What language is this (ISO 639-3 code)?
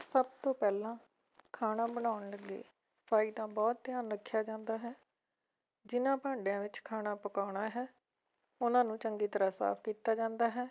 pan